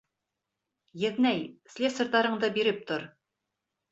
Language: Bashkir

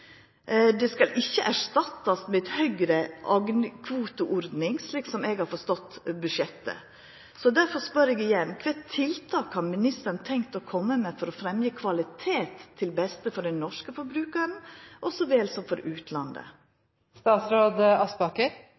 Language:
Norwegian Nynorsk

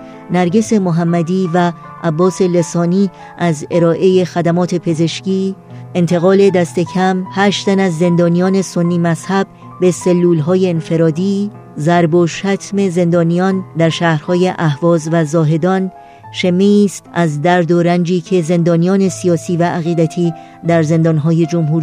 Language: Persian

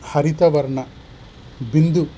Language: Sanskrit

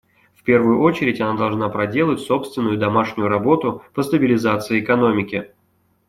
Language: Russian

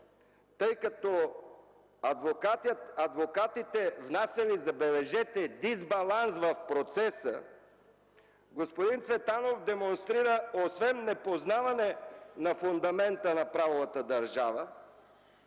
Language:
Bulgarian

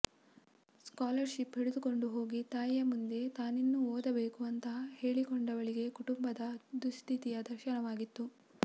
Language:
Kannada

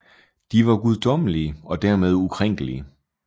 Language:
Danish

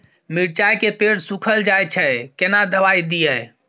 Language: Maithili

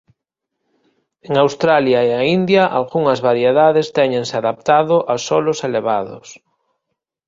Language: Galician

